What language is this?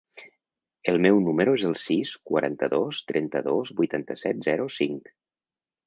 Catalan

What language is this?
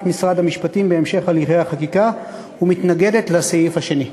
Hebrew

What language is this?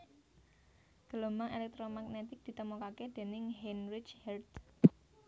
Javanese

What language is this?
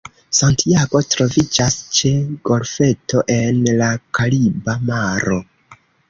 Esperanto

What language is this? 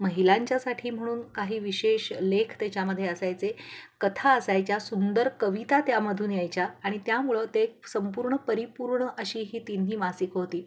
Marathi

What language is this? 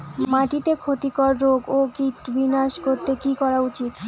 Bangla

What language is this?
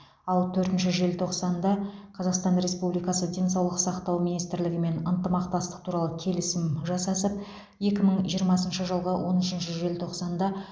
Kazakh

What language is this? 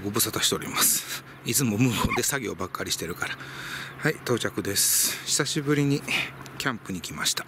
Japanese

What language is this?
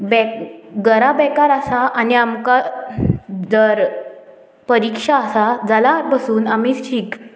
Konkani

